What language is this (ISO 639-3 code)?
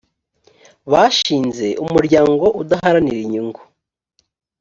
kin